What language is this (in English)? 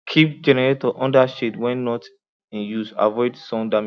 Nigerian Pidgin